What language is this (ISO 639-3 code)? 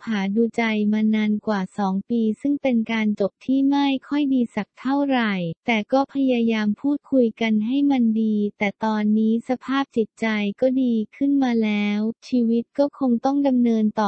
tha